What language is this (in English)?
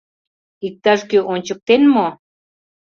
Mari